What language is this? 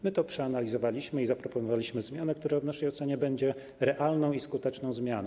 Polish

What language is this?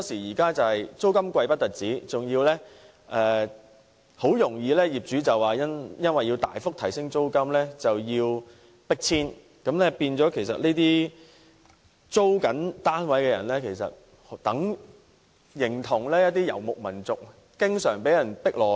Cantonese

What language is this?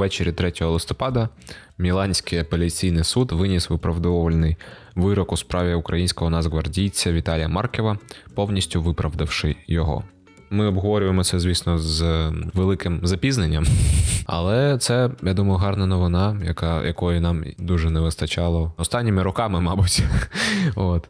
Ukrainian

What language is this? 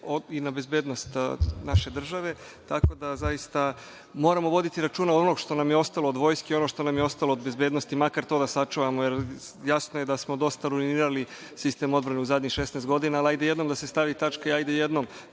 Serbian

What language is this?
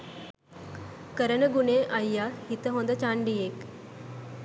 Sinhala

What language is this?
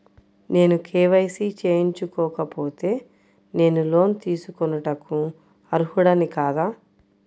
Telugu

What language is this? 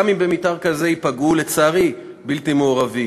Hebrew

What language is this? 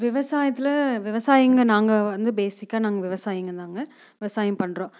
Tamil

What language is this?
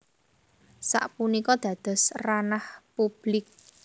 Javanese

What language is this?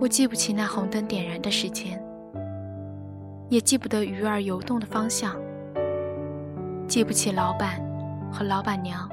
Chinese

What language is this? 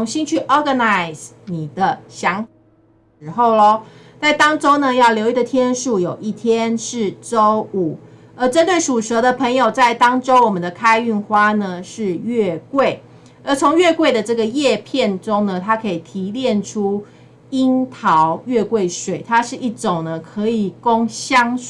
Chinese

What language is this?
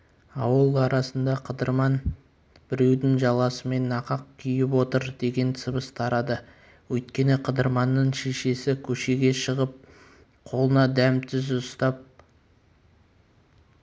Kazakh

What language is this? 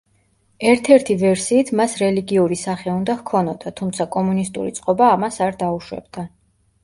Georgian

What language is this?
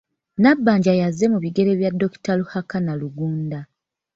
Ganda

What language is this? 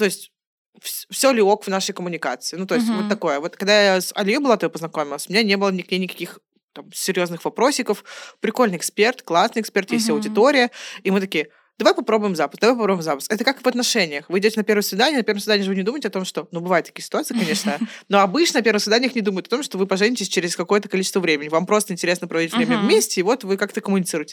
Russian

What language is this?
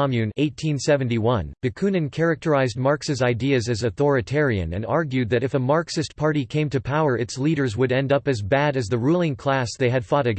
English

